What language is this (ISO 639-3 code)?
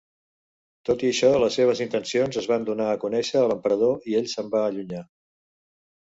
cat